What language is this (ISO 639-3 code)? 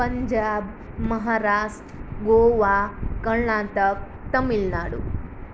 guj